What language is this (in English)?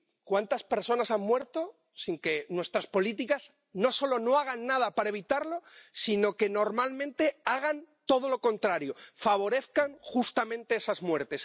Spanish